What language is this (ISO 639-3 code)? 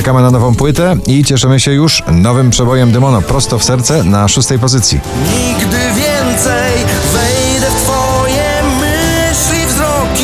pol